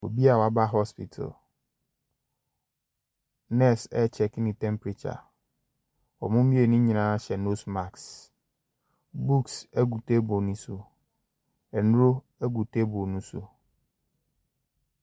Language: Akan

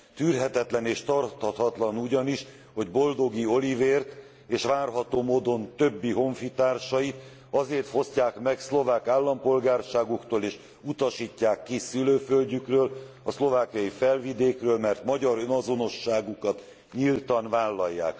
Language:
Hungarian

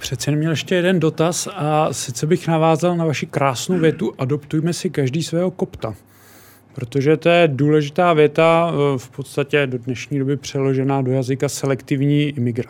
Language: Czech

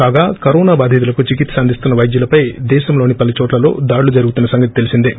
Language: Telugu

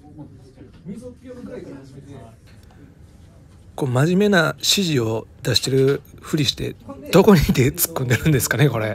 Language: Japanese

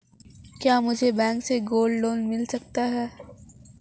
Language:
Hindi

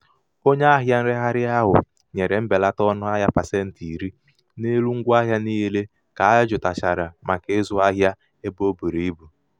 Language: Igbo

